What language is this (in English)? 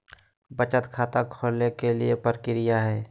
Magahi